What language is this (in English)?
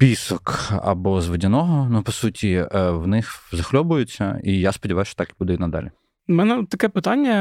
Ukrainian